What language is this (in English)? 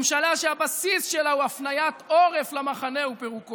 Hebrew